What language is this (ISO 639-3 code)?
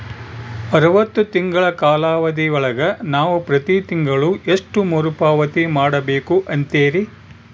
kan